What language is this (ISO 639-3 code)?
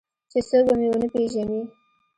pus